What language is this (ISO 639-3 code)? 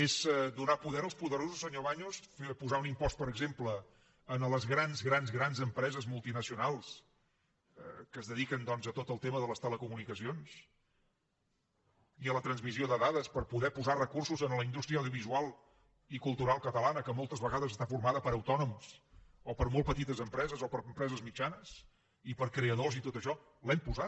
cat